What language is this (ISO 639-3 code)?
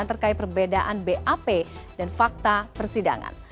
ind